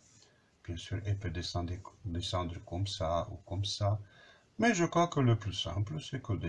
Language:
French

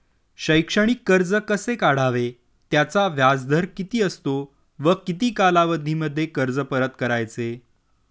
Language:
Marathi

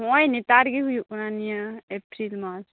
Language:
Santali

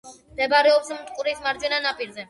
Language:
Georgian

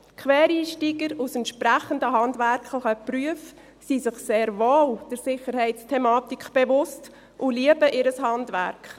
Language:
Swiss German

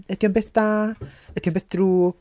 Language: Welsh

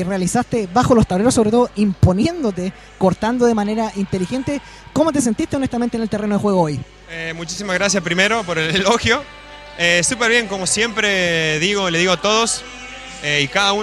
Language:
Spanish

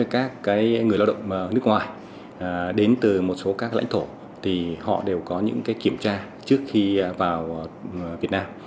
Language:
Vietnamese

